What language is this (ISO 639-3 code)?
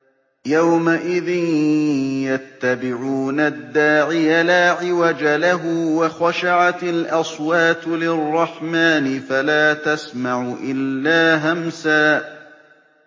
ara